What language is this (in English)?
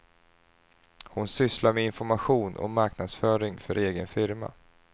Swedish